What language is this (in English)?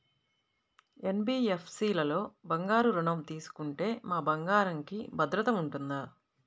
Telugu